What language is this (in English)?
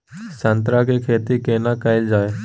Maithili